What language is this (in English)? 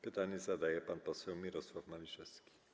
Polish